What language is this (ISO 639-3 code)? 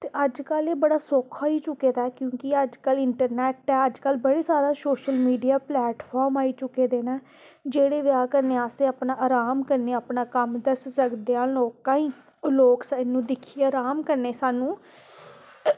doi